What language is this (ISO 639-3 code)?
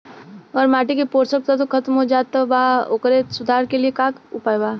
bho